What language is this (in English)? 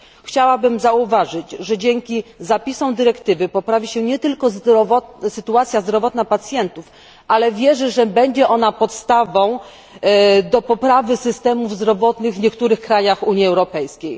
Polish